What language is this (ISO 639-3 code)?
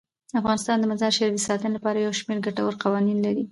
pus